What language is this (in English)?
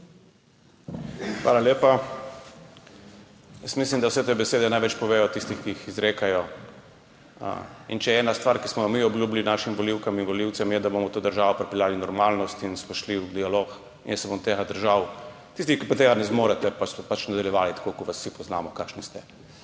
Slovenian